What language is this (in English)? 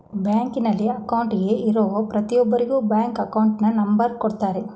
Kannada